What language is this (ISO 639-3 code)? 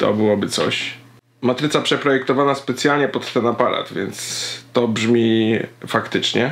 pol